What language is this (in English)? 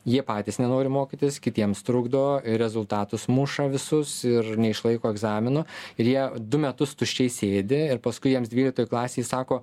Lithuanian